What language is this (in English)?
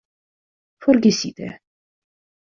Esperanto